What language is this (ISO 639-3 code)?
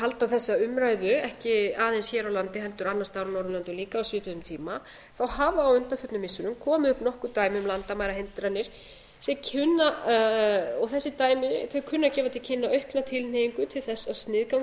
isl